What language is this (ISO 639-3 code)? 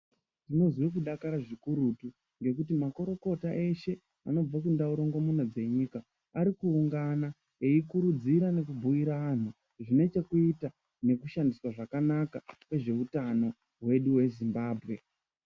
ndc